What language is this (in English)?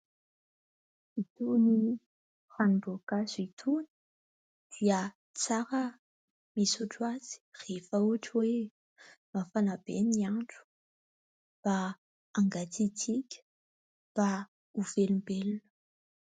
Malagasy